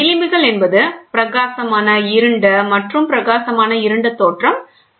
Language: Tamil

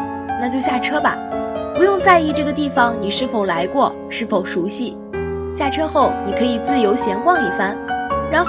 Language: Chinese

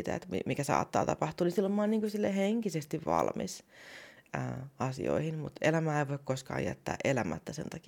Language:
Finnish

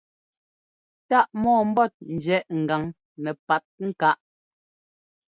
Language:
Ngomba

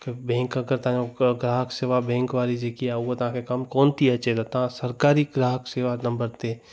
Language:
Sindhi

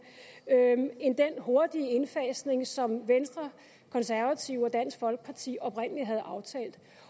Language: Danish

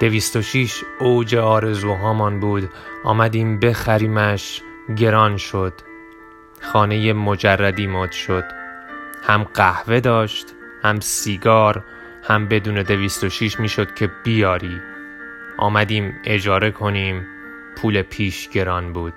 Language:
Persian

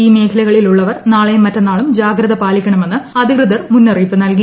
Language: Malayalam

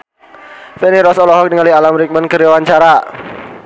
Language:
Sundanese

